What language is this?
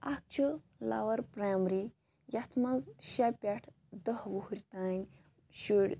Kashmiri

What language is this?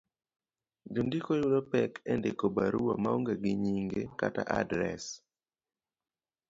Luo (Kenya and Tanzania)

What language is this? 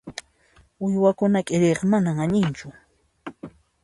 Puno Quechua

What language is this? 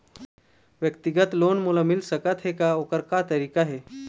Chhattisgarhi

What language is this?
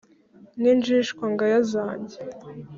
Kinyarwanda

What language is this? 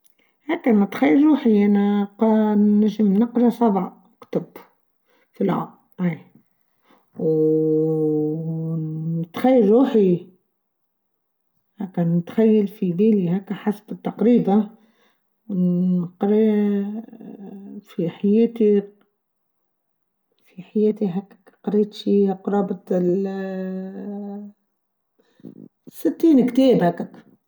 Tunisian Arabic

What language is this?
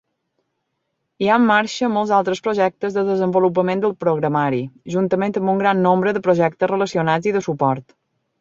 Catalan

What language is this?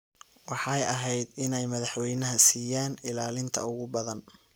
Somali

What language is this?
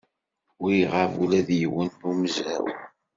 Kabyle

